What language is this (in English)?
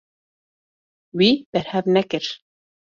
Kurdish